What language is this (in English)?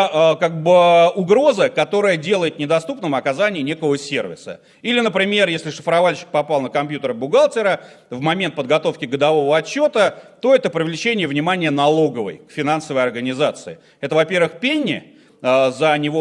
Russian